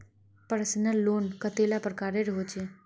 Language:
Magahi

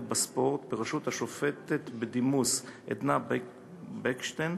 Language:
Hebrew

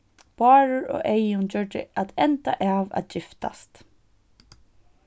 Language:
Faroese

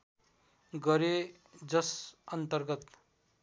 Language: Nepali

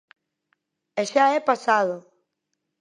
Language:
Galician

